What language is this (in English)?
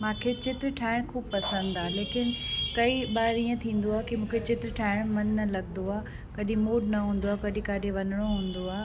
Sindhi